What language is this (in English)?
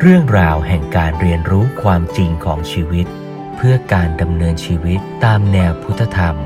Thai